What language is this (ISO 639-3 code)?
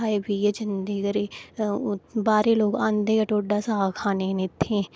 doi